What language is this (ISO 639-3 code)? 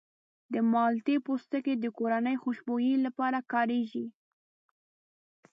pus